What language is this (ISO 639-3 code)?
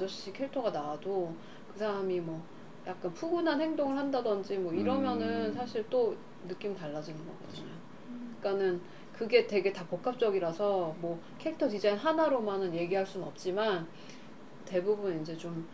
kor